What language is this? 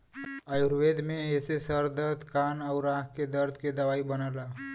Bhojpuri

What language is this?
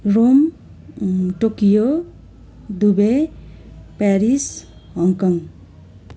Nepali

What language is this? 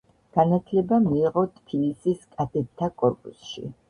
Georgian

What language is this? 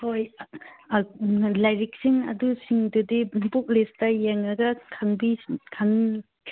Manipuri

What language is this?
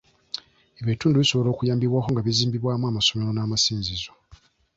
Ganda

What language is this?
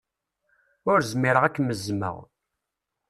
Kabyle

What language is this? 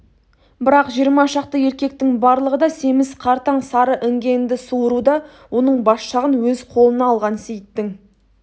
Kazakh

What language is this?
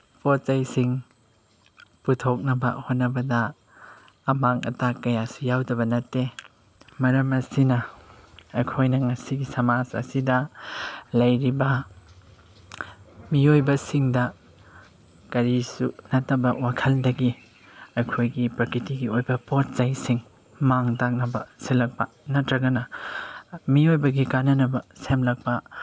Manipuri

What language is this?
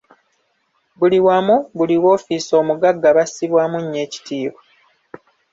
Ganda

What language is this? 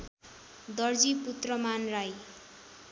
Nepali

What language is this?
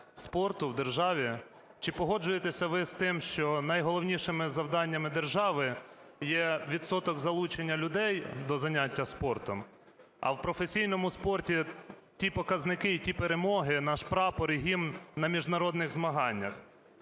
Ukrainian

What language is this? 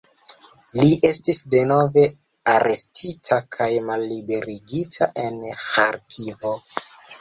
Esperanto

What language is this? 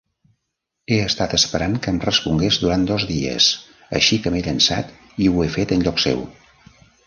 Catalan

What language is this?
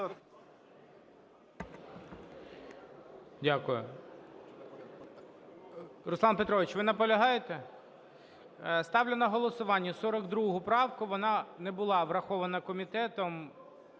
Ukrainian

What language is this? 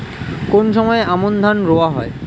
Bangla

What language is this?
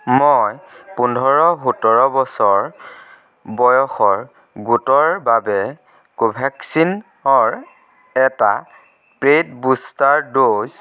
Assamese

